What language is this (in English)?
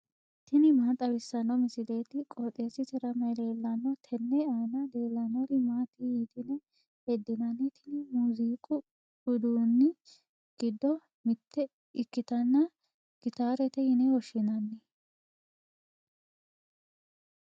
Sidamo